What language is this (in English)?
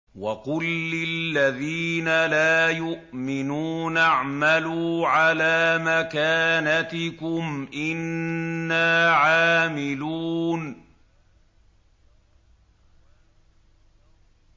Arabic